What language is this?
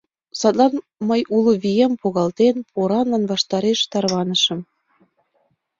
Mari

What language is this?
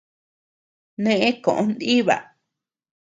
Tepeuxila Cuicatec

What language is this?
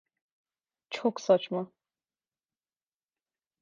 Turkish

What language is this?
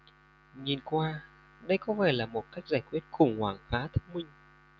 Vietnamese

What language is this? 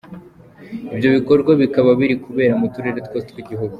Kinyarwanda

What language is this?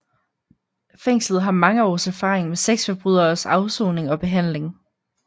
Danish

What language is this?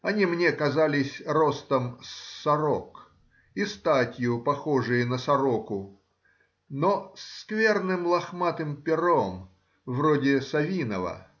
Russian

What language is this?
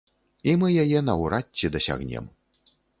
Belarusian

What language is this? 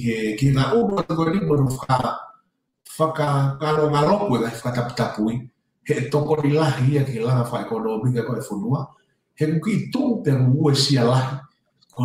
Italian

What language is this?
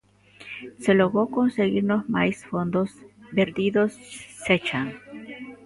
Galician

